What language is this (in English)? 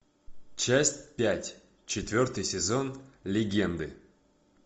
Russian